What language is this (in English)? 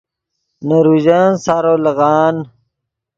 Yidgha